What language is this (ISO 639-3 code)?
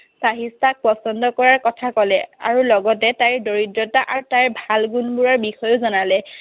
asm